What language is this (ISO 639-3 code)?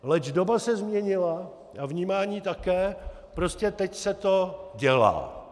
ces